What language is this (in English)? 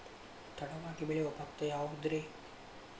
Kannada